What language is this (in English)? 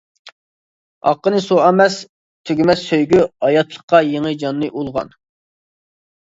Uyghur